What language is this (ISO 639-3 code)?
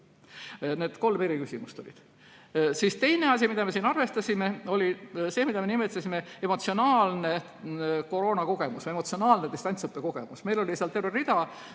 est